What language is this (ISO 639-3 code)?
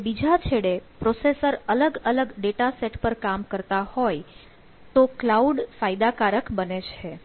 guj